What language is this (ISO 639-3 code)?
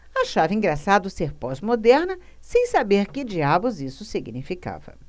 por